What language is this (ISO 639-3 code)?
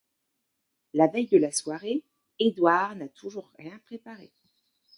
fra